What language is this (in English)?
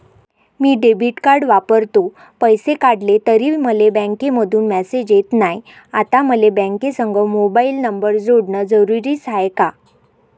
Marathi